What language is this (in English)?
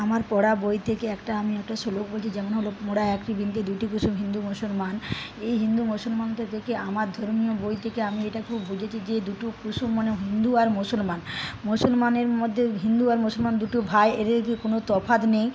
Bangla